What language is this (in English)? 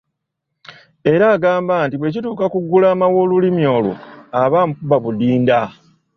Ganda